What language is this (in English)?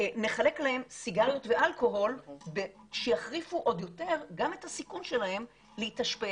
Hebrew